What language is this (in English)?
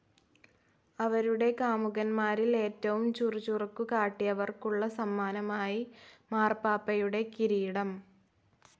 Malayalam